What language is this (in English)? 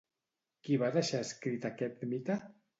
Catalan